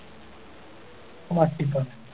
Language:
Malayalam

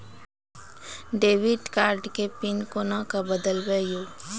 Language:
Maithili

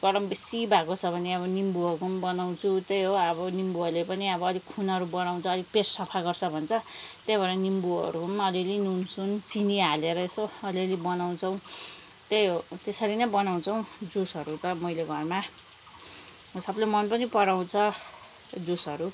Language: Nepali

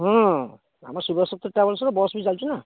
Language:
Odia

